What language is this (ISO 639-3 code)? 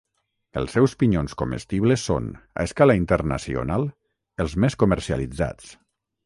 cat